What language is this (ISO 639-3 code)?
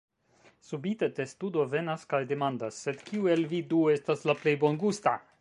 epo